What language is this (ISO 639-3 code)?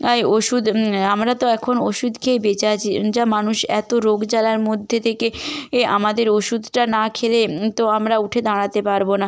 ben